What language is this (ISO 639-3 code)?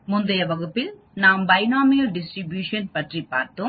tam